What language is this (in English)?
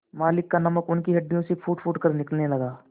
Hindi